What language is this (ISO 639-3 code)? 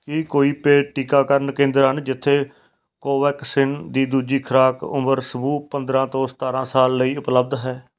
pan